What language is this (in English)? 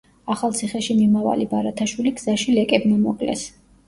Georgian